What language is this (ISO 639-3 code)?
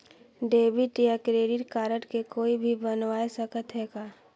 hne